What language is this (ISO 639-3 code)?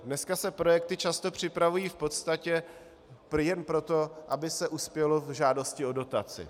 ces